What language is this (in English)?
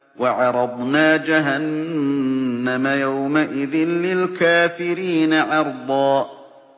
Arabic